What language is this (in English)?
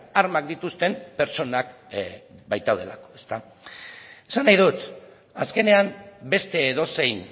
Basque